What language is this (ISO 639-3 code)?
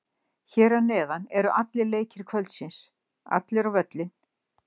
isl